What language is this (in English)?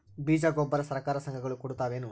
Kannada